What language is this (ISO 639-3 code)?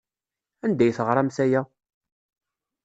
kab